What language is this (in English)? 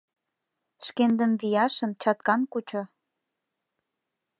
Mari